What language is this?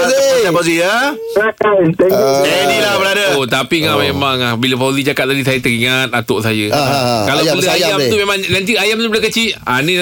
Malay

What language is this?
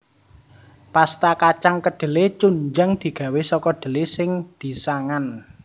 Javanese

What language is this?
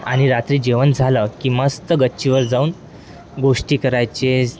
Marathi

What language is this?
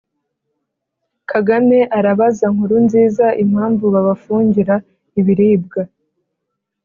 Kinyarwanda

